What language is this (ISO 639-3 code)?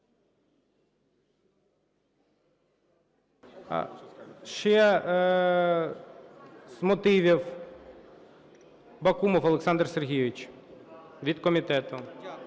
ukr